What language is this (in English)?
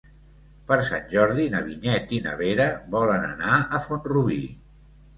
Catalan